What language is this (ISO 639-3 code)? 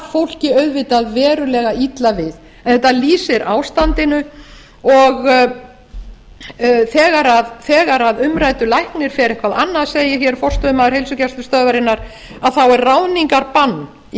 isl